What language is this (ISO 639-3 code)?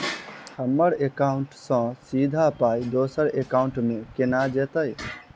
mai